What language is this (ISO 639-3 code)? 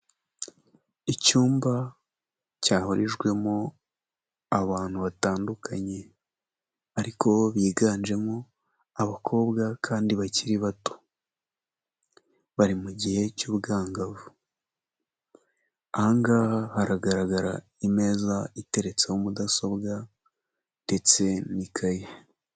kin